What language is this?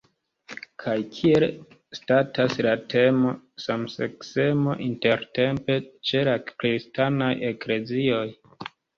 Esperanto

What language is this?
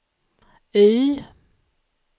Swedish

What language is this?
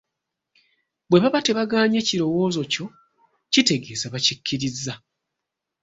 Ganda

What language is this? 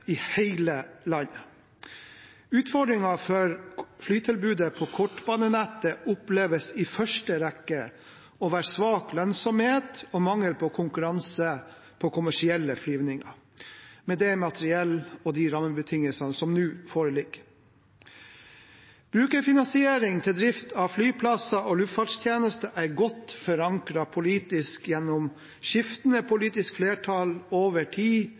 Norwegian Bokmål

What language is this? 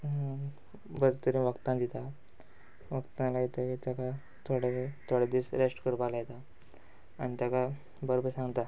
Konkani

